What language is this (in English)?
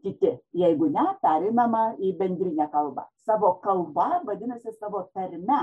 Lithuanian